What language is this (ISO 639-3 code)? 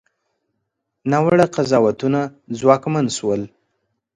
pus